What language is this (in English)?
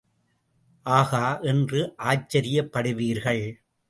Tamil